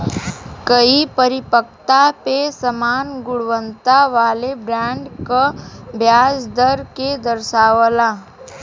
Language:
Bhojpuri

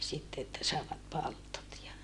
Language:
Finnish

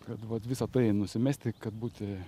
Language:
Lithuanian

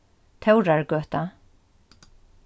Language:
Faroese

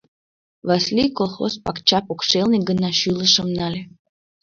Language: Mari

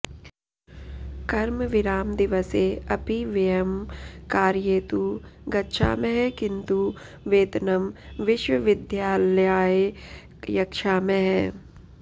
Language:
Sanskrit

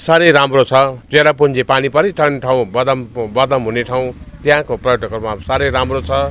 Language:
Nepali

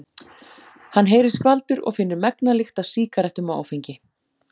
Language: Icelandic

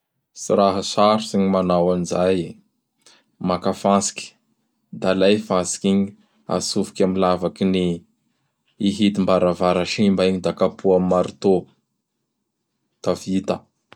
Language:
Bara Malagasy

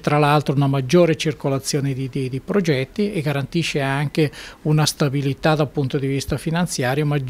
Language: Italian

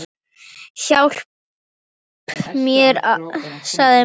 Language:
Icelandic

